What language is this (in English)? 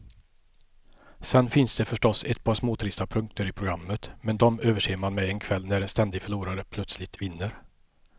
Swedish